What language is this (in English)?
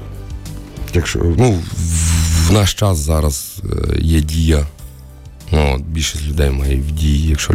Ukrainian